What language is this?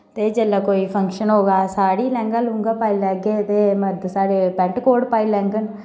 Dogri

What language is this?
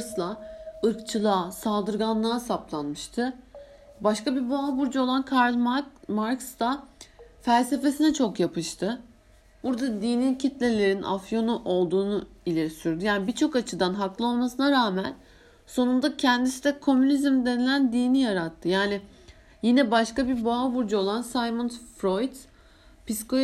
Turkish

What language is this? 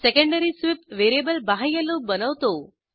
Marathi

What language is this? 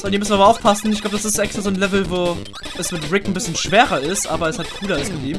German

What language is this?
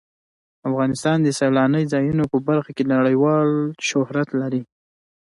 Pashto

